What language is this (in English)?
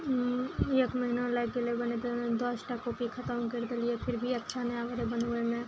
Maithili